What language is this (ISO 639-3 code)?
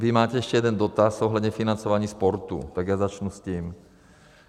ces